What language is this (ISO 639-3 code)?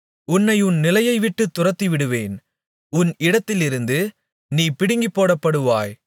tam